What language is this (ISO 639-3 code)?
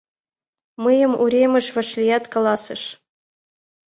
chm